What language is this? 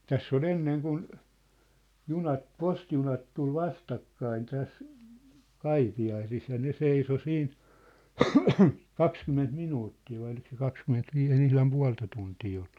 Finnish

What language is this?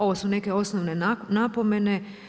Croatian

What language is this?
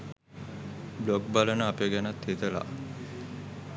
Sinhala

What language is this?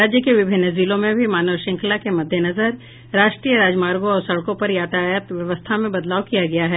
Hindi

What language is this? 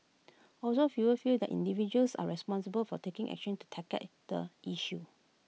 English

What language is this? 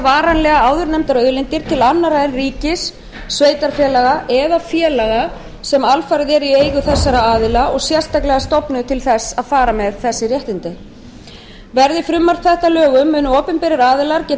Icelandic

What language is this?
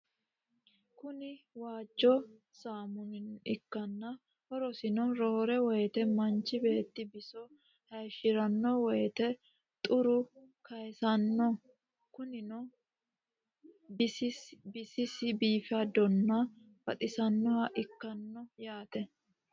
Sidamo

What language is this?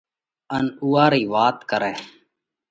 Parkari Koli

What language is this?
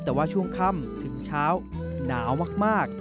Thai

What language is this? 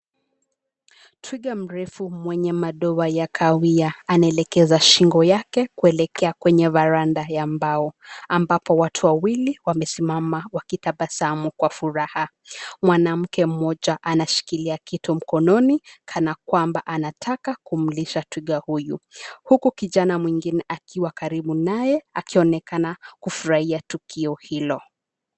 Swahili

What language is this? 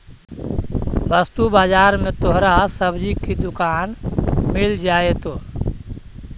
Magahi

